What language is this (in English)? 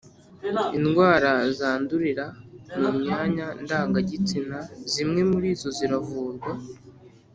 Kinyarwanda